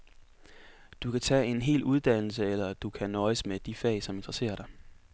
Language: Danish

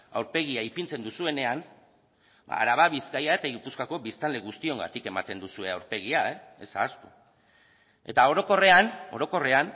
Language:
Basque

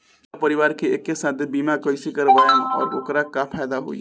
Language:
Bhojpuri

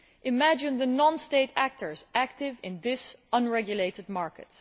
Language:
English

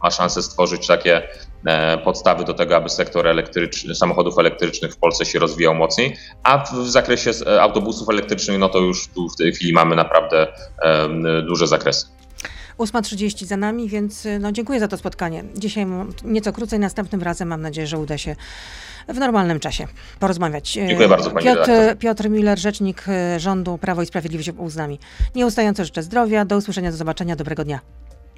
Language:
Polish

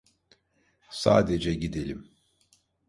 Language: Turkish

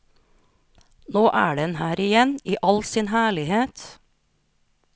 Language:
Norwegian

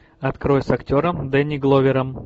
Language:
Russian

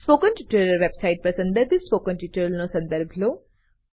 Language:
Gujarati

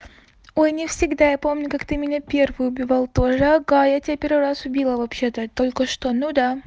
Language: Russian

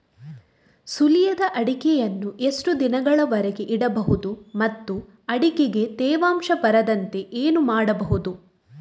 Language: Kannada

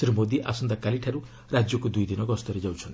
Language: Odia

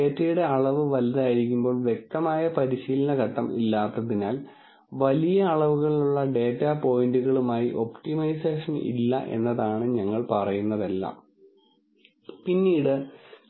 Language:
Malayalam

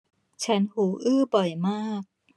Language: Thai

